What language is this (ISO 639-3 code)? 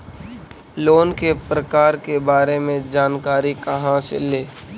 mag